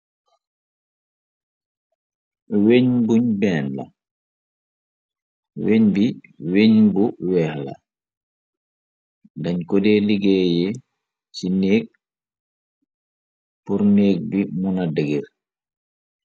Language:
Wolof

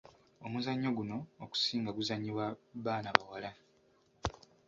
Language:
Ganda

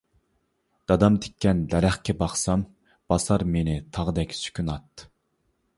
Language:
Uyghur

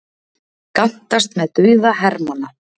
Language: Icelandic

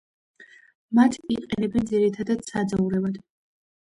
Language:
Georgian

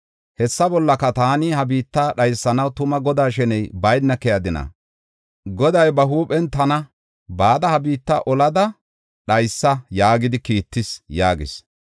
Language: Gofa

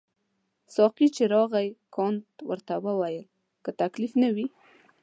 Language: Pashto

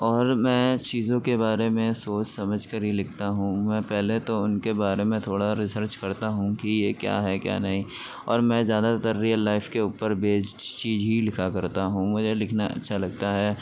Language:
Urdu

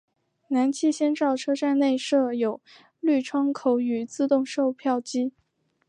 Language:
Chinese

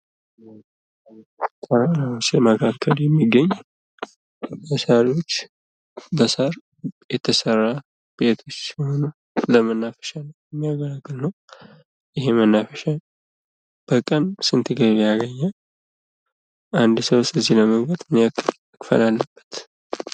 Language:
Amharic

